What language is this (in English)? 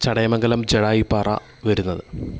Malayalam